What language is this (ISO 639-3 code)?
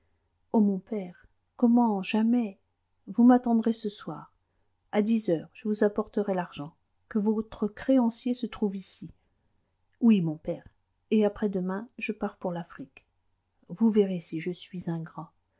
fra